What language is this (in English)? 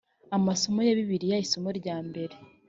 Kinyarwanda